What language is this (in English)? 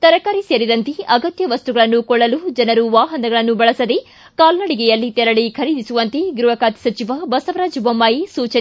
Kannada